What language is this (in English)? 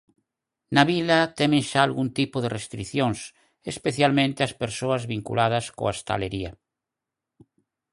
Galician